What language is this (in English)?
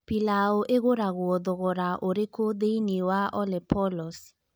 Kikuyu